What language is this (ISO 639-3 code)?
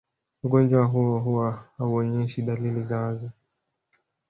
swa